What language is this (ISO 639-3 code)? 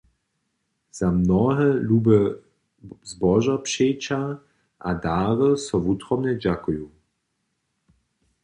hsb